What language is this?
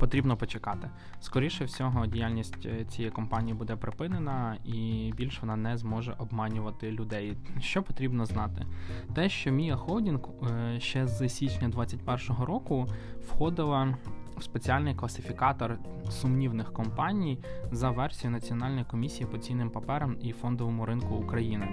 Ukrainian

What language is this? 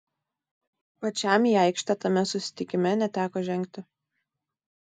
Lithuanian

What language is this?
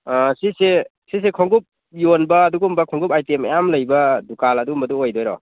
Manipuri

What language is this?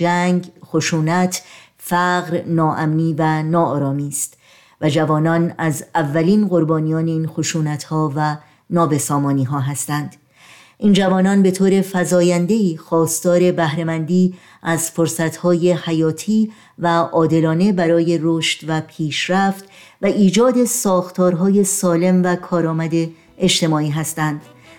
Persian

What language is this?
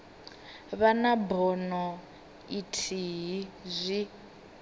Venda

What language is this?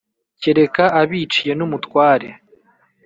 Kinyarwanda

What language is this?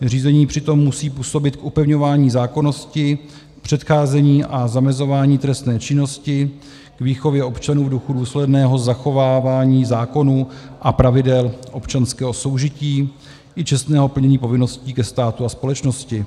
Czech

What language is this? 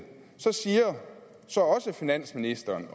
Danish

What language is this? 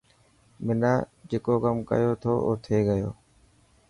Dhatki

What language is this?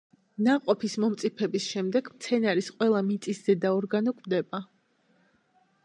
Georgian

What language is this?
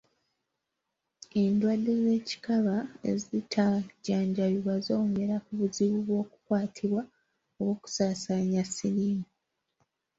Ganda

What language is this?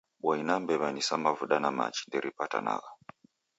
Taita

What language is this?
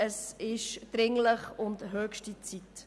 Swiss German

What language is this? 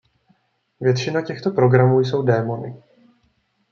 Czech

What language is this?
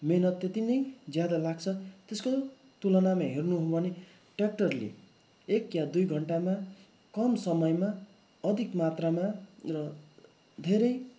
Nepali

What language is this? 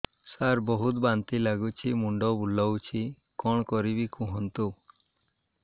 Odia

